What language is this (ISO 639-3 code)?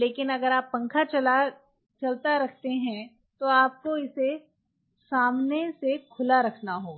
hin